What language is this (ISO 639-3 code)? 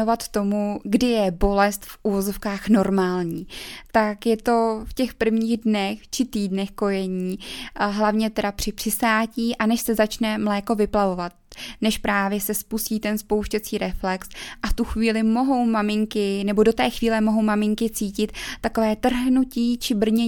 ces